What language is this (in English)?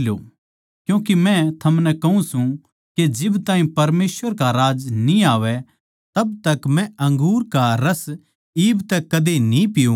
Haryanvi